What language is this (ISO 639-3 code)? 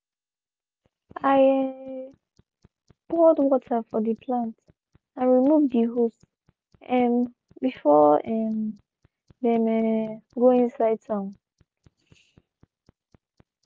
pcm